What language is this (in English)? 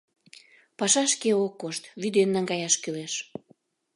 Mari